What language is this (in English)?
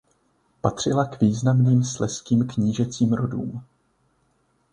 Czech